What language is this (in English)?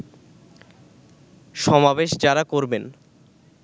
Bangla